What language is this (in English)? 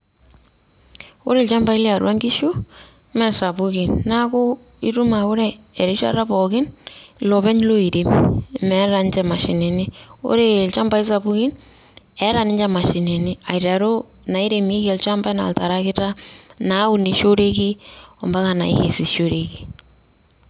Masai